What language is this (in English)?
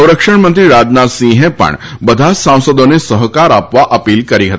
Gujarati